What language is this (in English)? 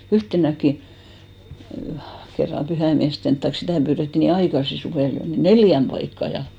Finnish